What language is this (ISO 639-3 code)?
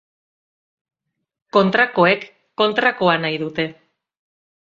eus